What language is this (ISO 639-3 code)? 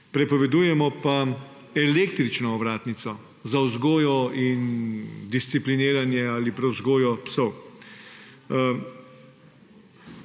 slv